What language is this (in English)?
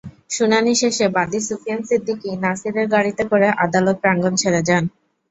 Bangla